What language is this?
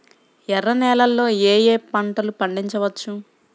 Telugu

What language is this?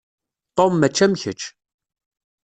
Kabyle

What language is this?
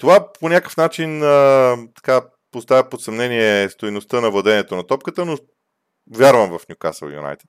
Bulgarian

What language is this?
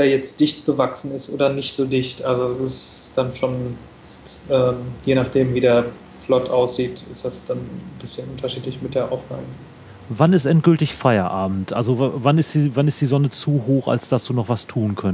German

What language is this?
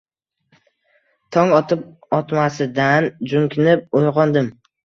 Uzbek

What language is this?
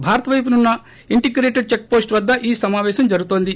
Telugu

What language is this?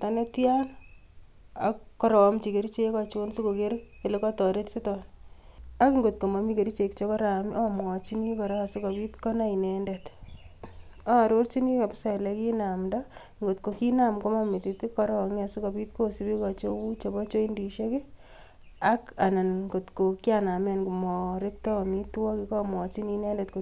Kalenjin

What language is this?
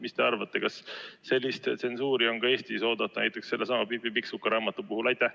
Estonian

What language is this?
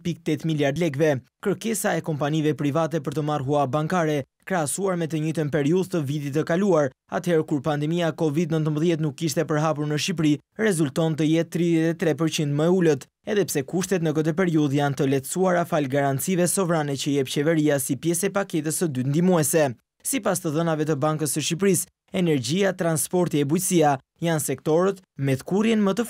Romanian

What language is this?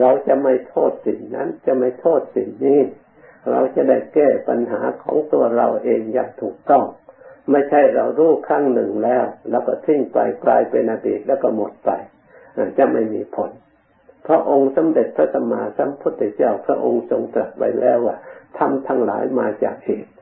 Thai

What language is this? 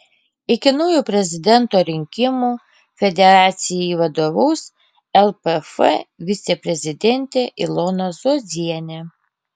Lithuanian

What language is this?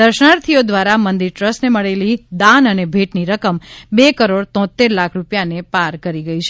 Gujarati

